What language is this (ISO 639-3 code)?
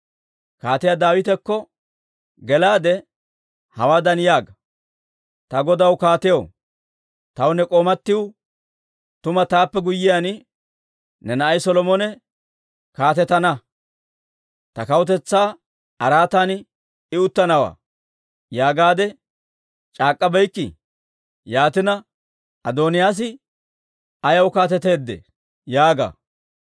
dwr